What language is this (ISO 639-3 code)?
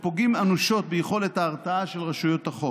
heb